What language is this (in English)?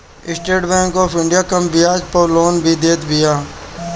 Bhojpuri